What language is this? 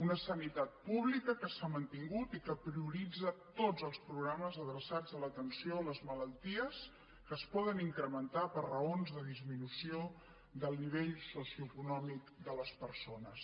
Catalan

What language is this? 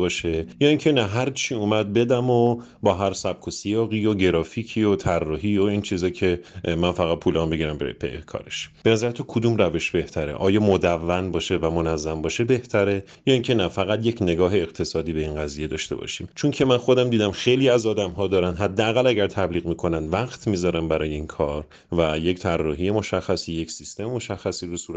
Persian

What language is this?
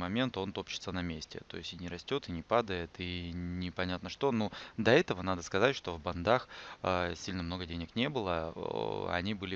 Russian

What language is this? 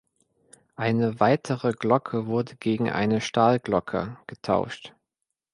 German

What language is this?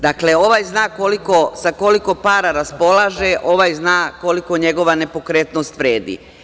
Serbian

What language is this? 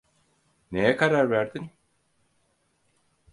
Turkish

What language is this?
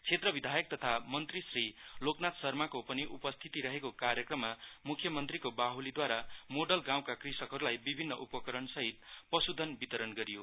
Nepali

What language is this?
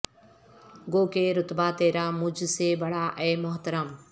Urdu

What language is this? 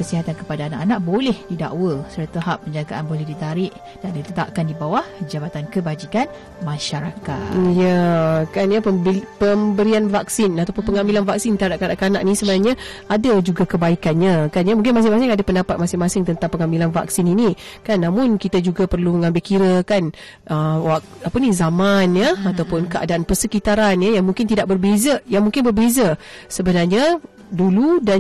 Malay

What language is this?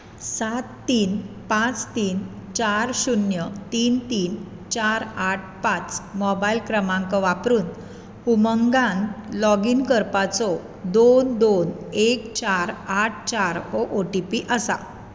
Konkani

